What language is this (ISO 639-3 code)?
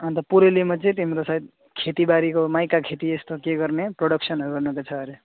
nep